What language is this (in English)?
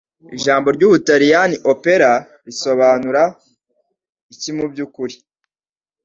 Kinyarwanda